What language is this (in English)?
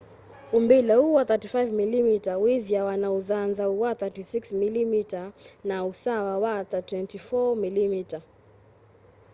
Kamba